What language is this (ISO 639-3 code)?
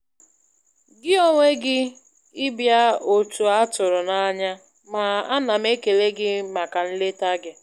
ibo